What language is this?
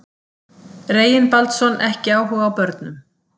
Icelandic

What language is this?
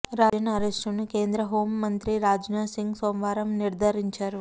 Telugu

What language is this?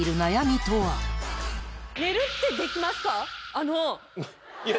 Japanese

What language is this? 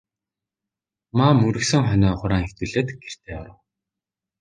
Mongolian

